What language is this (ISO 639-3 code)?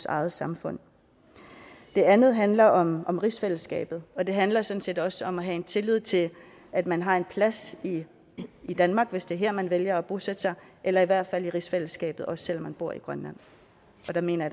dan